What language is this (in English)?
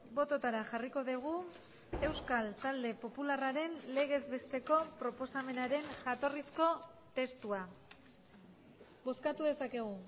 Basque